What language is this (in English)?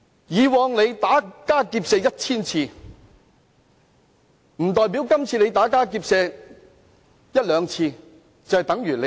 Cantonese